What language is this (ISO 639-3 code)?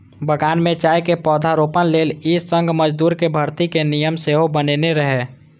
mai